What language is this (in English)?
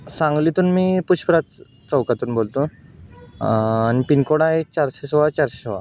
Marathi